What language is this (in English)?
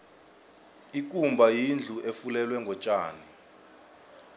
South Ndebele